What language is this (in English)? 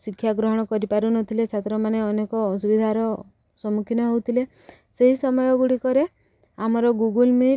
Odia